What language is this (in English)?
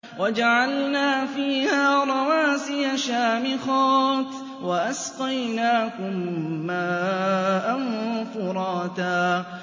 Arabic